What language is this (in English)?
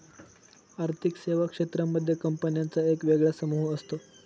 Marathi